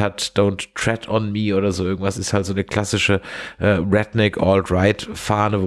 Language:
German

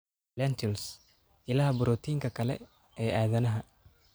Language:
Somali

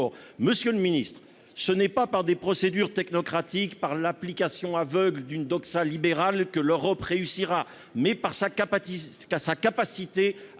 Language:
French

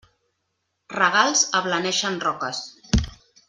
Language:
Catalan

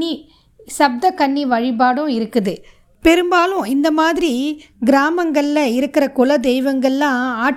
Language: Tamil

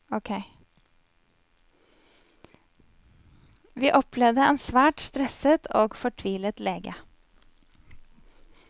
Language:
Norwegian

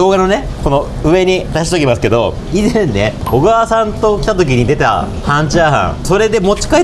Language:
Japanese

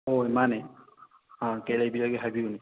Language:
Manipuri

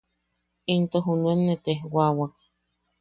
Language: Yaqui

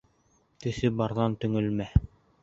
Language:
Bashkir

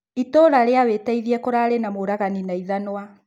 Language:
Kikuyu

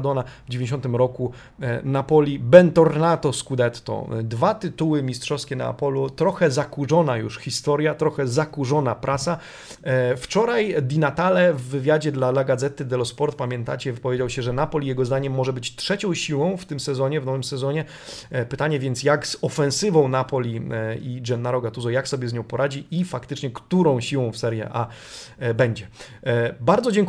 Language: Polish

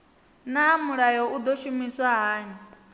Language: Venda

